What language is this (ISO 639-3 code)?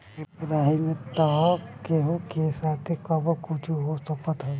bho